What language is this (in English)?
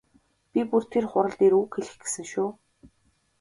Mongolian